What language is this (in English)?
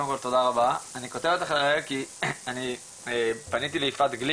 Hebrew